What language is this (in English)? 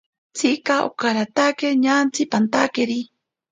Ashéninka Perené